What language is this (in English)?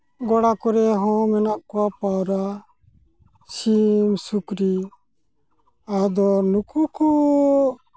Santali